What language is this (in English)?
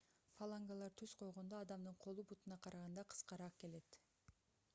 Kyrgyz